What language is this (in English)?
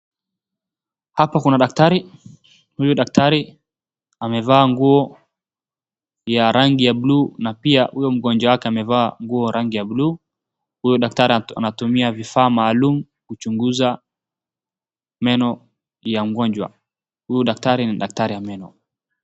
Swahili